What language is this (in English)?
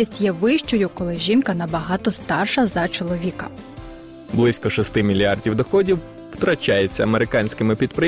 Ukrainian